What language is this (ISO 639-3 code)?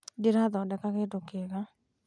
kik